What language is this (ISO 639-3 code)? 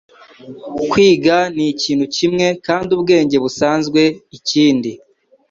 kin